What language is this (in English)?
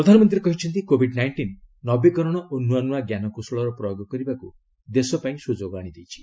Odia